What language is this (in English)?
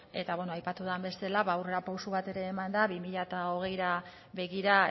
Basque